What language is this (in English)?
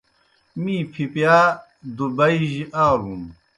Kohistani Shina